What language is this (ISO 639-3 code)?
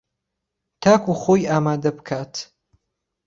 ckb